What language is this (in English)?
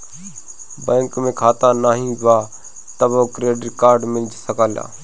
Bhojpuri